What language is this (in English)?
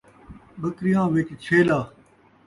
Saraiki